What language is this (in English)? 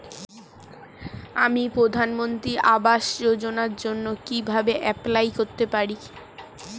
Bangla